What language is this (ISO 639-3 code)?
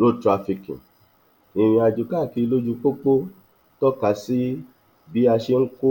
yor